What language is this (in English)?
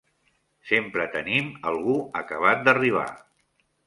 Catalan